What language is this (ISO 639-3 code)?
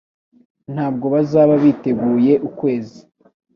kin